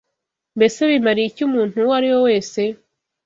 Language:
Kinyarwanda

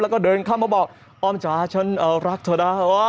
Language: Thai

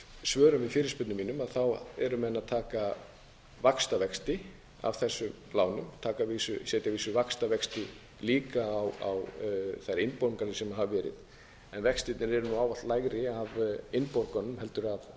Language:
Icelandic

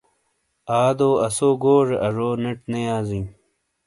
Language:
Shina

